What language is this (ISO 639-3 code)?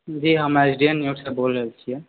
mai